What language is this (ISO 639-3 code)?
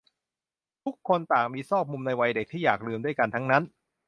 tha